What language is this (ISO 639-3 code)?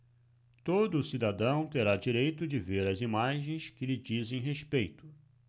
por